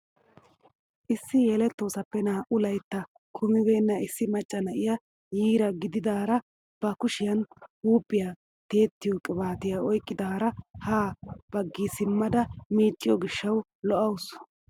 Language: Wolaytta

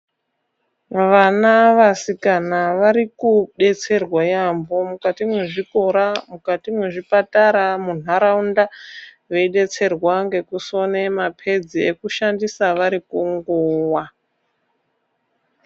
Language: Ndau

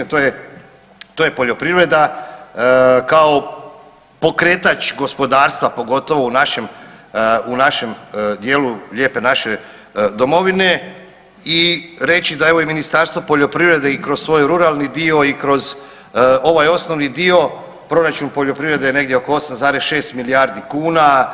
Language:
Croatian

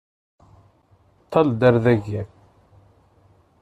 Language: Kabyle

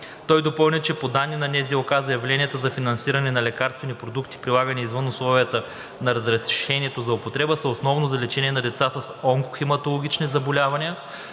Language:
Bulgarian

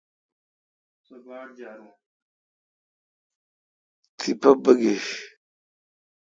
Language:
Kalkoti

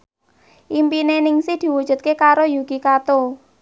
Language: Javanese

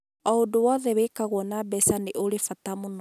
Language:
Kikuyu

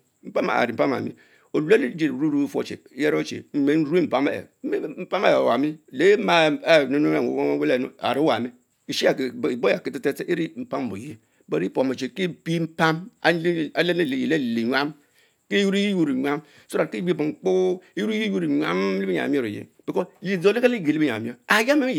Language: Mbe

